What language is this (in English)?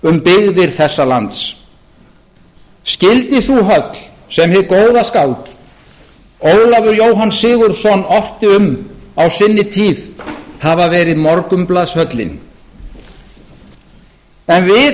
Icelandic